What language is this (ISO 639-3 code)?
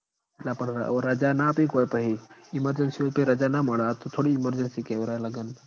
guj